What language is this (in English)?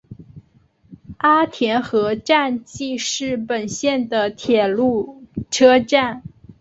Chinese